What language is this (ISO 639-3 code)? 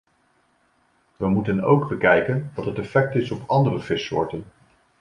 nld